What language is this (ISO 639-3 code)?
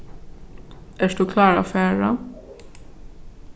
fao